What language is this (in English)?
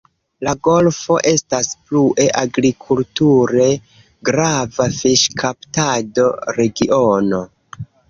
Esperanto